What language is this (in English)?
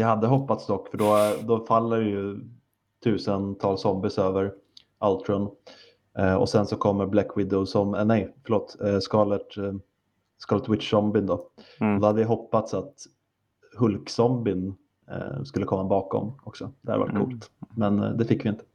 Swedish